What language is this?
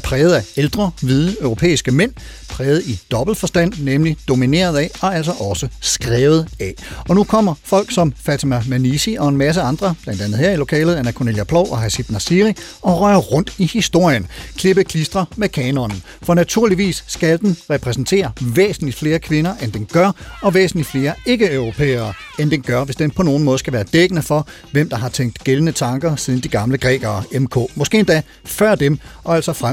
Danish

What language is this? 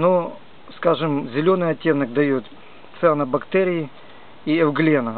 Russian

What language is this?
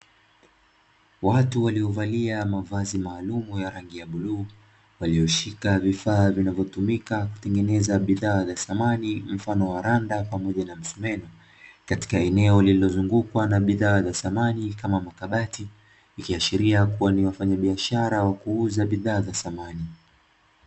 Swahili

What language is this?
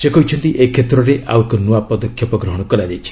Odia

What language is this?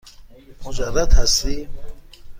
Persian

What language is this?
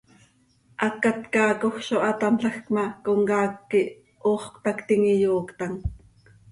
Seri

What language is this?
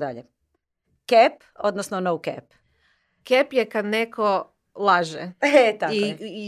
Croatian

